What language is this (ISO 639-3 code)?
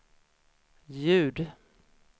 swe